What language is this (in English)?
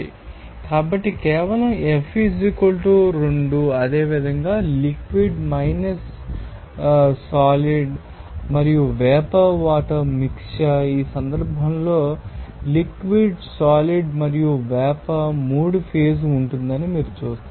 Telugu